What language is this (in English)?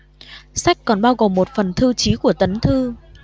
Vietnamese